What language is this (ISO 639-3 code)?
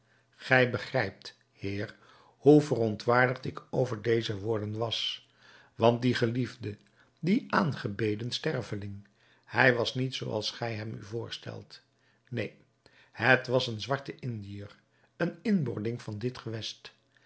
nld